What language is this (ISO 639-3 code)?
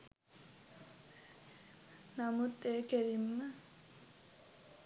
sin